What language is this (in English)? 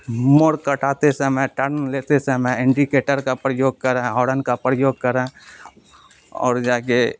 Urdu